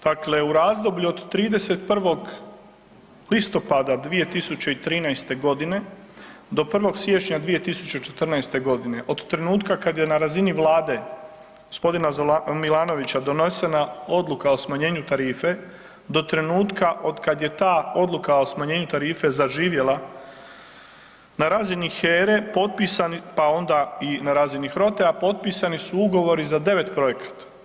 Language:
Croatian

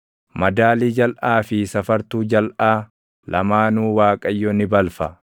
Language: Oromo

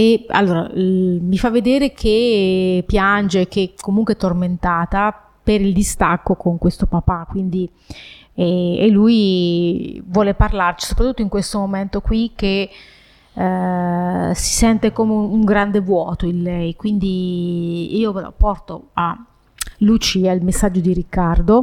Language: Italian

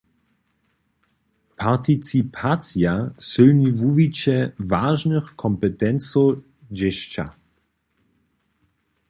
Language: Upper Sorbian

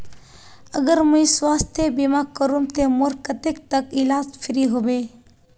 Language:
Magahi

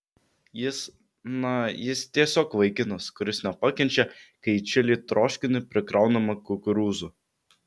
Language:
Lithuanian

